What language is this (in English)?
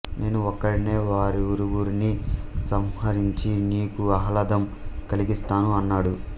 Telugu